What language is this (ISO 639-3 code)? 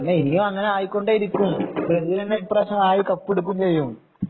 mal